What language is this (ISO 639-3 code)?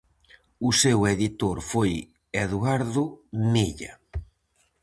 glg